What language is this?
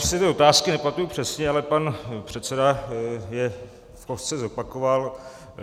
Czech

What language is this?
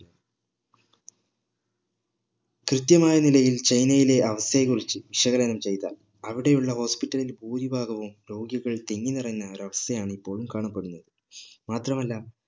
Malayalam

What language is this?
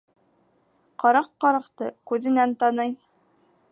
Bashkir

